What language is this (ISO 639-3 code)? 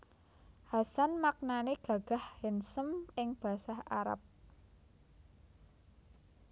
jav